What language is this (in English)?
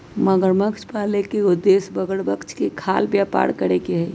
Magahi